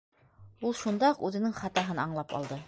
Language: Bashkir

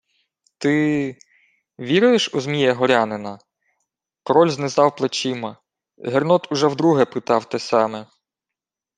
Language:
Ukrainian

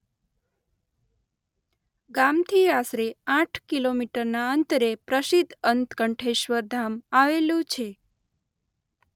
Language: Gujarati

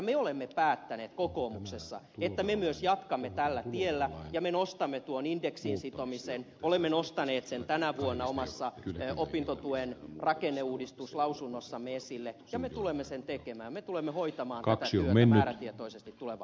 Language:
Finnish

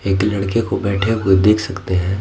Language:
Hindi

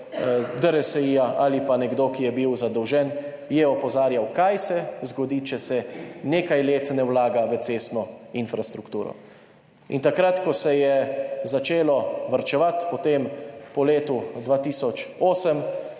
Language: Slovenian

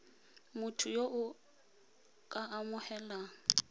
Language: Tswana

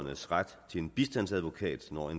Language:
Danish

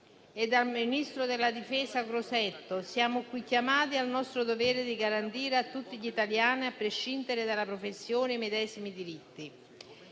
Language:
Italian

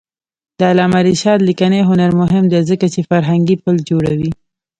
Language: Pashto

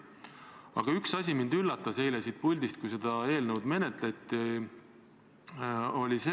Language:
Estonian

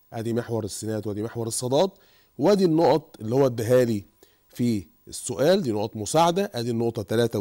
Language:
Arabic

